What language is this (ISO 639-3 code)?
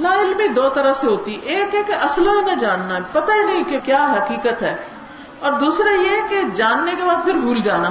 urd